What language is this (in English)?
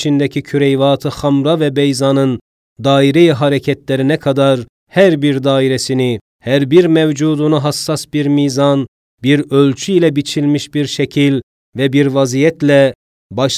Turkish